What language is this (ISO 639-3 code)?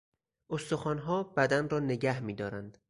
fas